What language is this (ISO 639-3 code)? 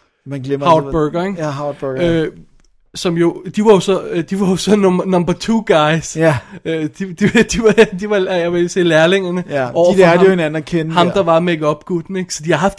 dan